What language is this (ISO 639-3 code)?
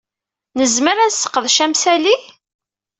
kab